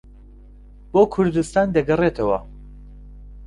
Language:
Central Kurdish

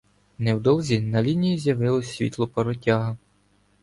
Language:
Ukrainian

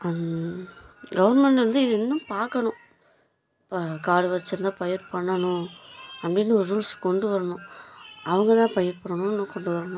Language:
Tamil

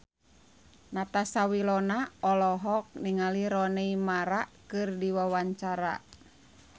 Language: Sundanese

